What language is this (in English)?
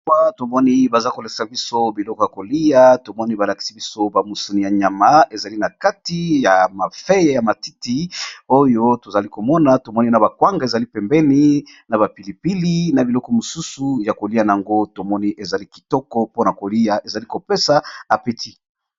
Lingala